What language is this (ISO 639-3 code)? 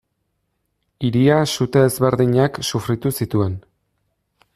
eus